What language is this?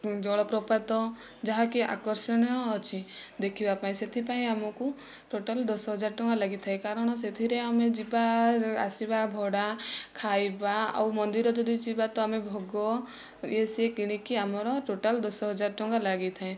Odia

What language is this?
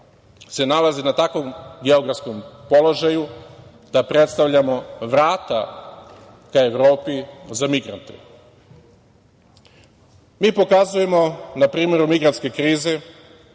Serbian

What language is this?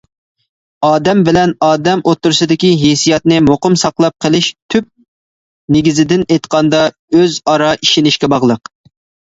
Uyghur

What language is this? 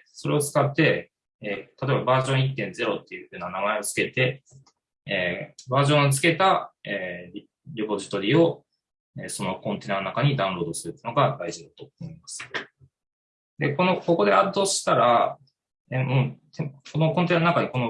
Japanese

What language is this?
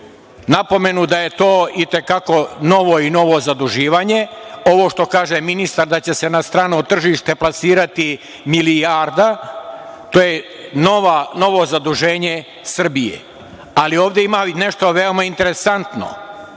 Serbian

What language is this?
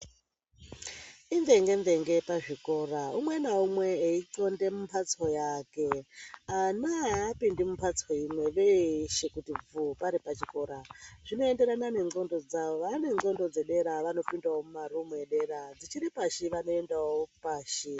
Ndau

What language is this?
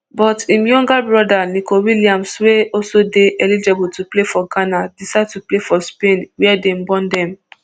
Nigerian Pidgin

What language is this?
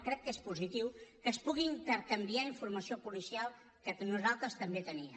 Catalan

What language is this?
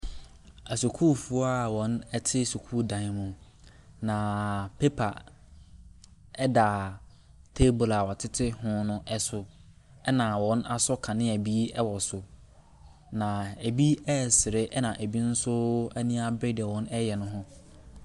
Akan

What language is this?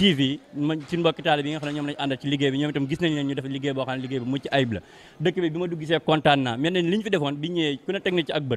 Indonesian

